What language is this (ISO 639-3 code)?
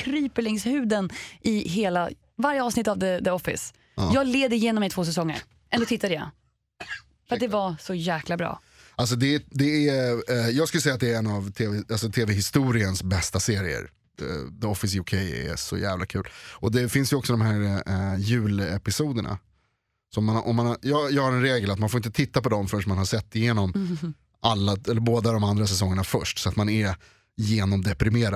swe